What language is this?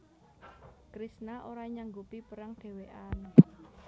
Javanese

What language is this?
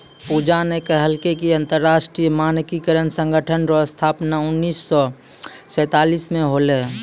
Maithili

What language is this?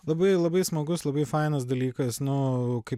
Lithuanian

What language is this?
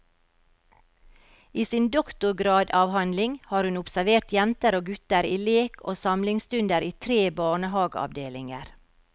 Norwegian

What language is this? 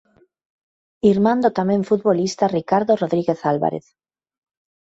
Galician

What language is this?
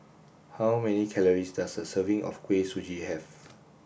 English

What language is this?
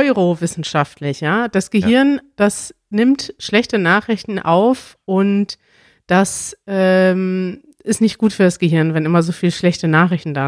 German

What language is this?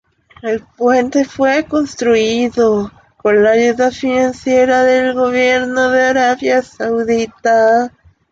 Spanish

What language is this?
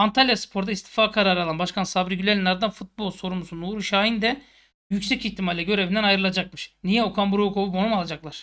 Turkish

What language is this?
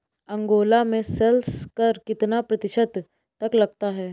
Hindi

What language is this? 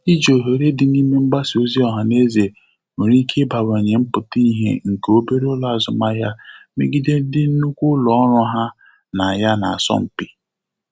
Igbo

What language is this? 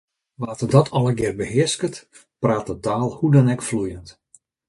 Western Frisian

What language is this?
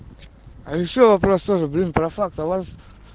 Russian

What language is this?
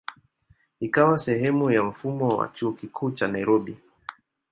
Swahili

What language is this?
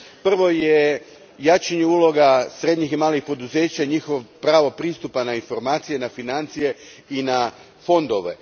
Croatian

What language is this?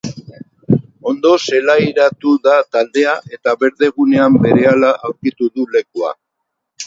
Basque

